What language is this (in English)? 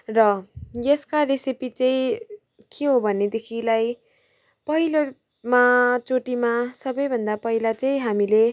Nepali